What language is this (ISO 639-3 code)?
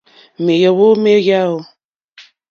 bri